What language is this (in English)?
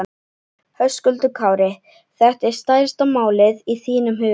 Icelandic